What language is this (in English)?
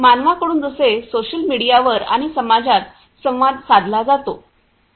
Marathi